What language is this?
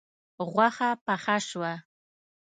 Pashto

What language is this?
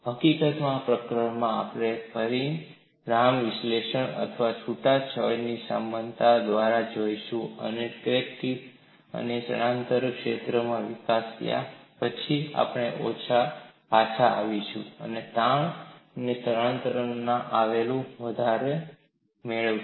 Gujarati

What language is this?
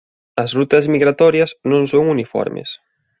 Galician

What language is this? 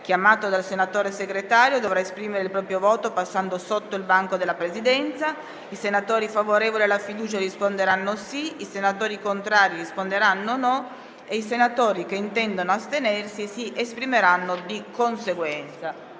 Italian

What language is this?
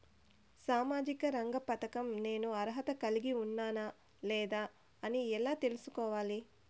Telugu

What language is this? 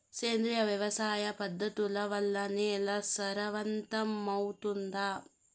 Telugu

